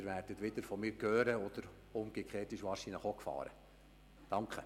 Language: Swiss German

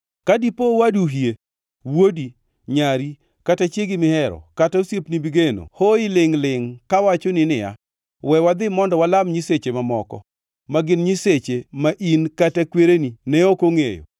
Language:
Luo (Kenya and Tanzania)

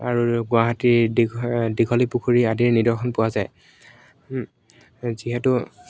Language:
Assamese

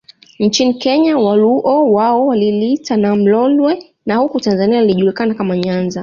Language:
Swahili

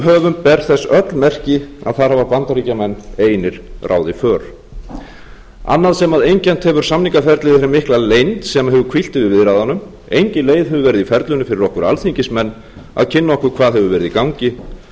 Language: Icelandic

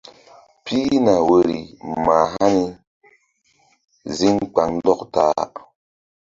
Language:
Mbum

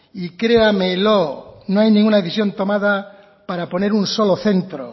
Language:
Spanish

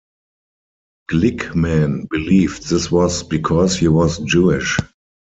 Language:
English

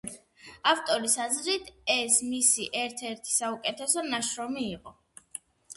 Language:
Georgian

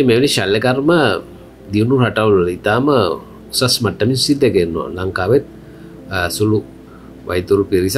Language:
Indonesian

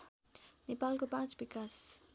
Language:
Nepali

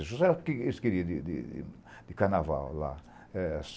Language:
Portuguese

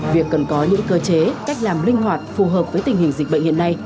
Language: Vietnamese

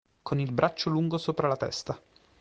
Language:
Italian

